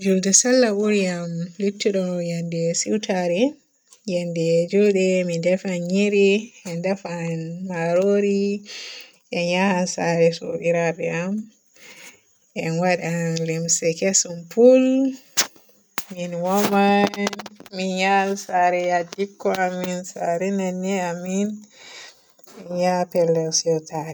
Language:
Borgu Fulfulde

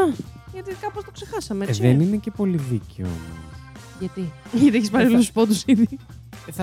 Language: Greek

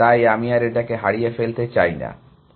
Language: Bangla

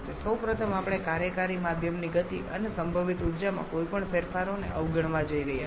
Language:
Gujarati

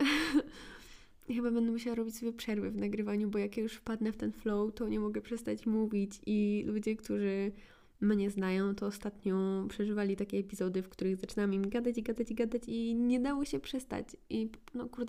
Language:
Polish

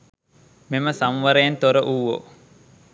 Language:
Sinhala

